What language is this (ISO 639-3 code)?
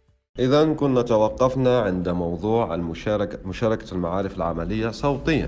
ara